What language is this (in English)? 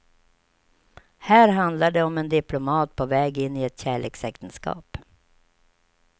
Swedish